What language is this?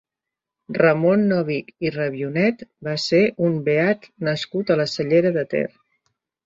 Catalan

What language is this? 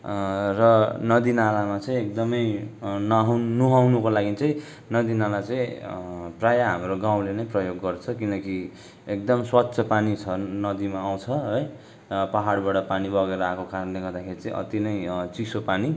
Nepali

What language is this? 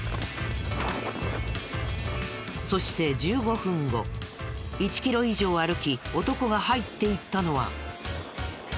Japanese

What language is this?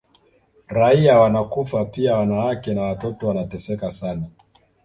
Swahili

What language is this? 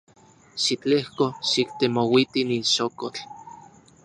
Central Puebla Nahuatl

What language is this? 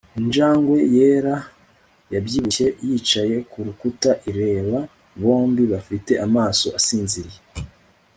Kinyarwanda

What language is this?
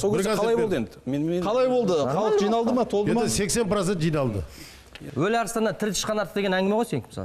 Turkish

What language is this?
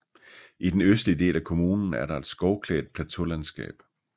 Danish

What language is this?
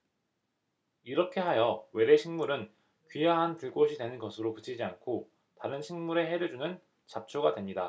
Korean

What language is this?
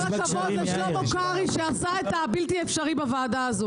Hebrew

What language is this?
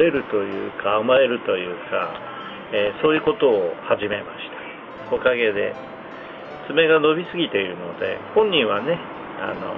Japanese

